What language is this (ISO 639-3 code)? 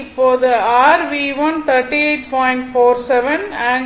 tam